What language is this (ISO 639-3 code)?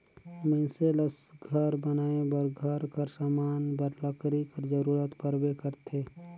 hne